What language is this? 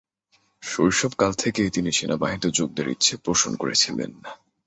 Bangla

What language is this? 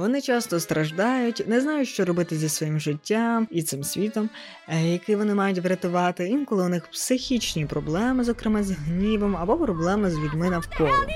Ukrainian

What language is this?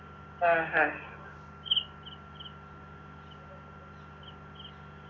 Malayalam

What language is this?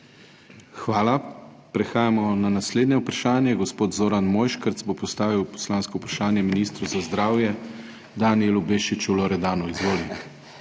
Slovenian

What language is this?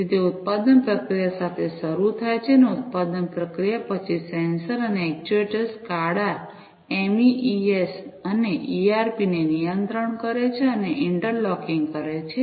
Gujarati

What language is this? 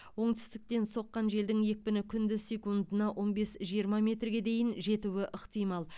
Kazakh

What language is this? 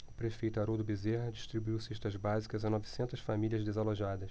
Portuguese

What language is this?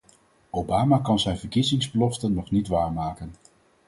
Dutch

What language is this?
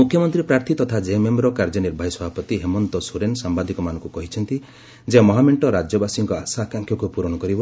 Odia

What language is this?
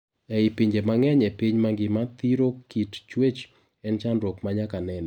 Luo (Kenya and Tanzania)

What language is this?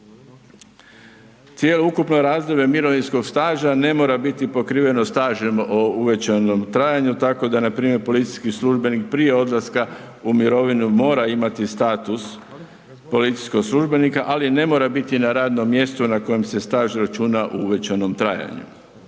Croatian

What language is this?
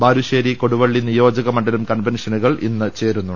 Malayalam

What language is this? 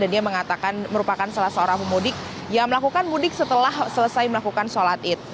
Indonesian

